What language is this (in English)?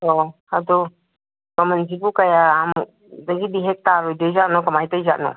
Manipuri